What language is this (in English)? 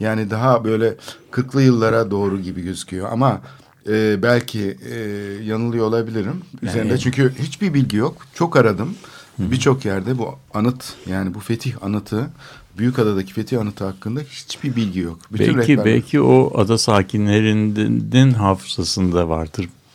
Turkish